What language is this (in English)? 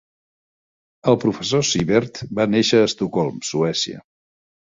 Catalan